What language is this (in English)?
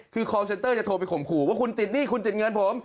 Thai